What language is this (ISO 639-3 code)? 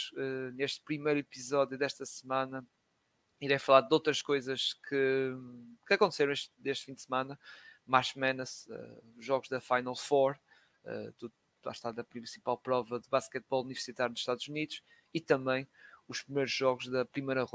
por